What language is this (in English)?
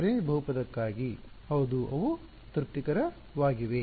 Kannada